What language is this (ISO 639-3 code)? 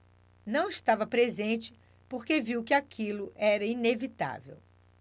por